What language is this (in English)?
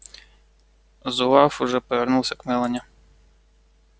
Russian